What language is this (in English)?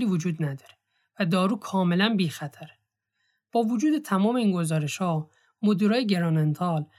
Persian